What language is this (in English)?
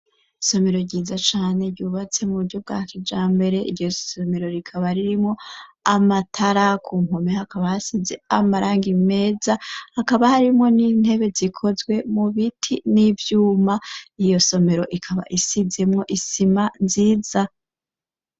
Rundi